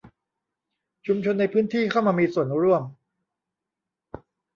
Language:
Thai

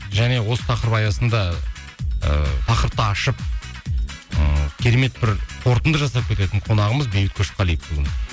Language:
Kazakh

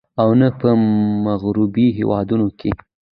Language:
Pashto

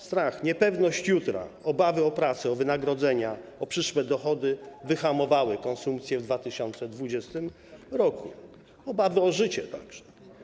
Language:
Polish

